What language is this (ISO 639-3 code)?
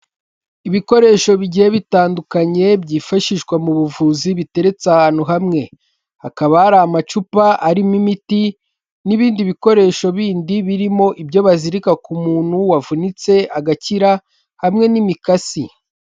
kin